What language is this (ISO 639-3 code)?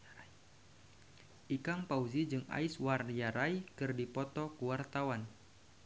sun